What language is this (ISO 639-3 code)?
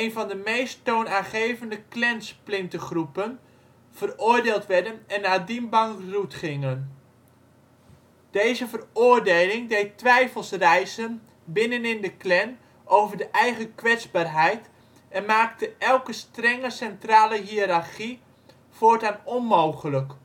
nld